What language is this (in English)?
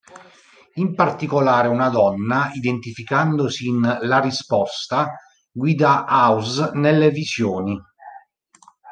Italian